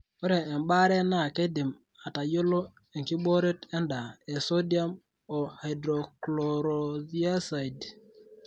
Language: Masai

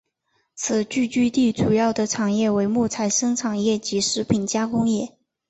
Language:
Chinese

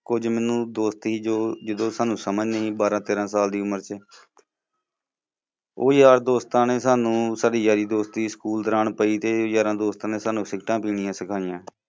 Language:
Punjabi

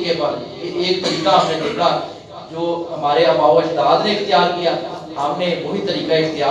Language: Urdu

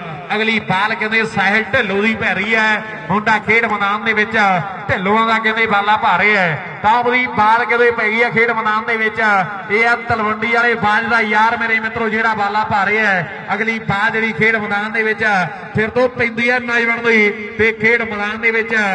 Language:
Punjabi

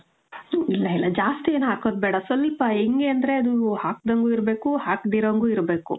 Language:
Kannada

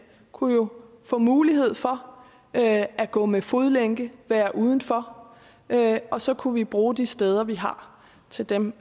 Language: Danish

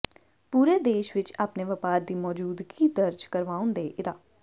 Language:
Punjabi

